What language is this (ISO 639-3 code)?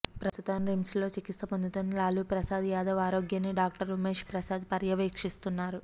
tel